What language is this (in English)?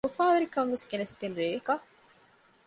Divehi